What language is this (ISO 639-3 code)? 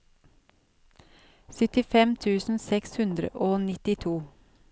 nor